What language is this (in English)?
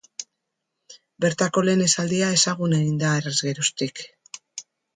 Basque